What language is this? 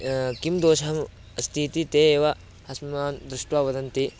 Sanskrit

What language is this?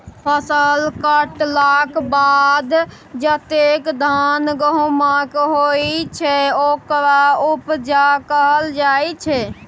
Maithili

